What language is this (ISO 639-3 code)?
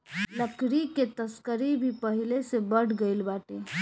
bho